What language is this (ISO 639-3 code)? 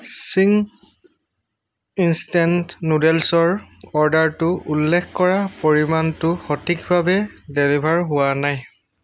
asm